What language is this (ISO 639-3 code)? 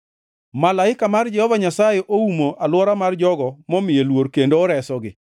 luo